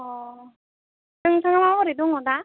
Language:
Bodo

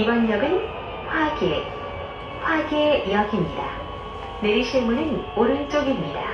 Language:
Korean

